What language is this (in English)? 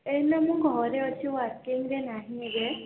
Odia